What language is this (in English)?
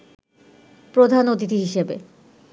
Bangla